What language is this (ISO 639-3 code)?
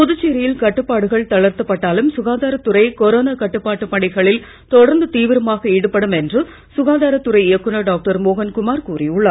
tam